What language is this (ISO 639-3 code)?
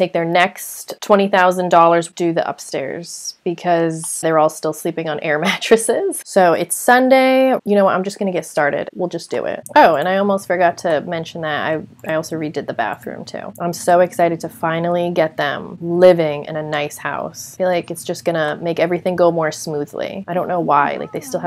eng